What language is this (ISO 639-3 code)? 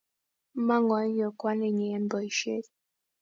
kln